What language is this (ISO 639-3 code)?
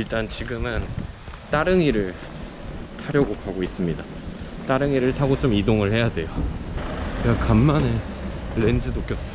kor